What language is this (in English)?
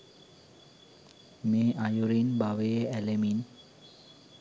Sinhala